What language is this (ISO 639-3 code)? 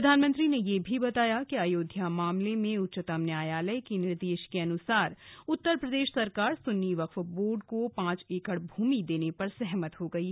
hin